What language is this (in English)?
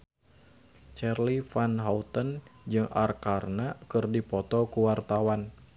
Sundanese